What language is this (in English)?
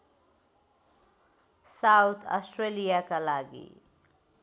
Nepali